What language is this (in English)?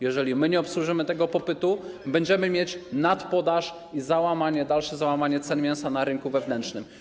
Polish